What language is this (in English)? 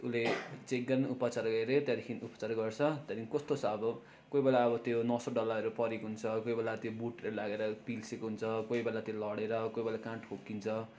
Nepali